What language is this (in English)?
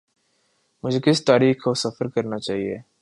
Urdu